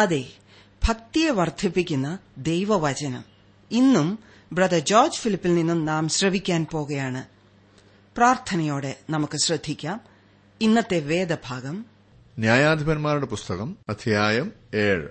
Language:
Malayalam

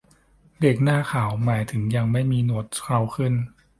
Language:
Thai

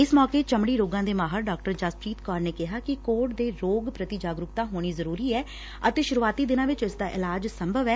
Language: Punjabi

